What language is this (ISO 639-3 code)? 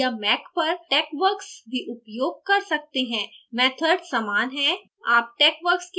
hin